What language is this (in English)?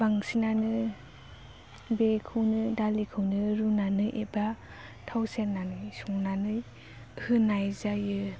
Bodo